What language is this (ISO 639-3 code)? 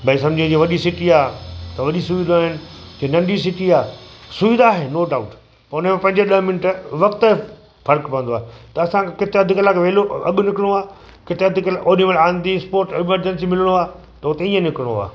snd